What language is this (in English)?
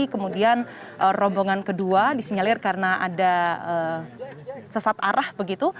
Indonesian